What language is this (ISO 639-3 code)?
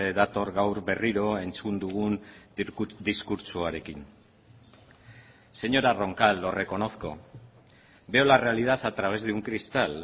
spa